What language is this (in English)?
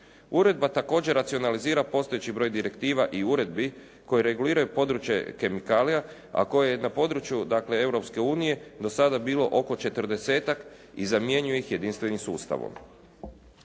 Croatian